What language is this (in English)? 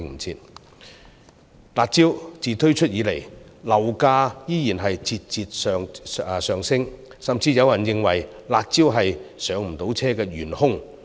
Cantonese